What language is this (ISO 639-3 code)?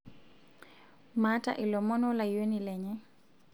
mas